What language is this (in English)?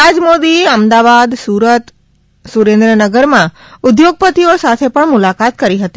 Gujarati